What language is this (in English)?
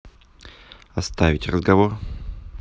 Russian